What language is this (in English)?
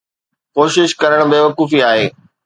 Sindhi